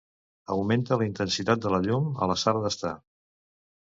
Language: Catalan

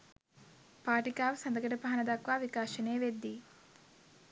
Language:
Sinhala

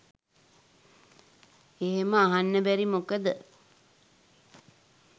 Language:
Sinhala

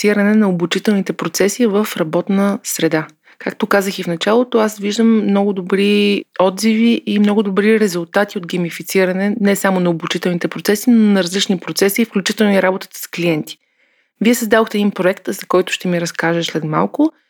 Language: Bulgarian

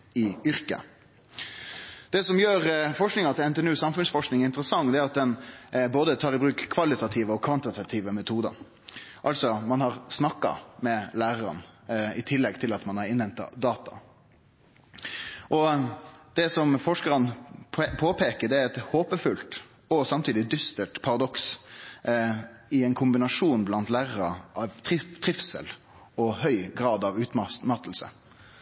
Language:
Norwegian Nynorsk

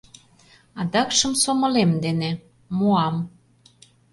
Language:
Mari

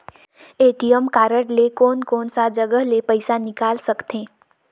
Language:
Chhattisgarhi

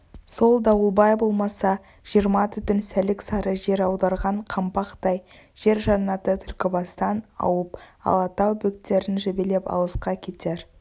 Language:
Kazakh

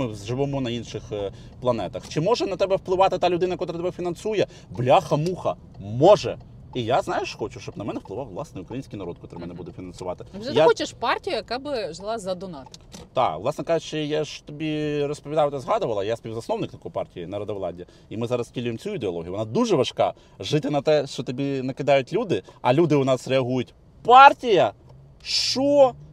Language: Ukrainian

